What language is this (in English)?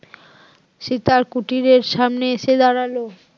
Bangla